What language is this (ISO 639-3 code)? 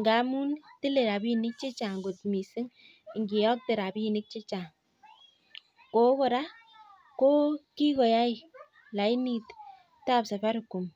kln